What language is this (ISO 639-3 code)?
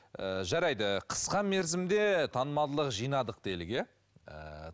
kaz